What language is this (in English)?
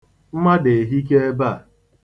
Igbo